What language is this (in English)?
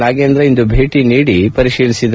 Kannada